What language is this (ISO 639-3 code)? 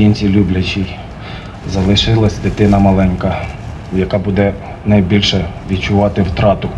ukr